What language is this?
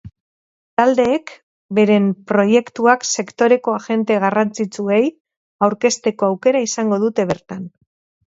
Basque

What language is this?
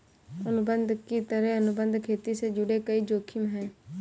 Hindi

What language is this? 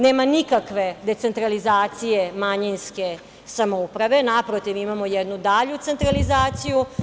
Serbian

